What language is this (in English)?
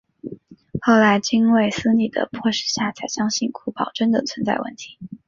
Chinese